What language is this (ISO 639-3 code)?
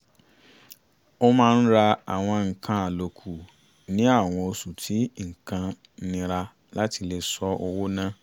yor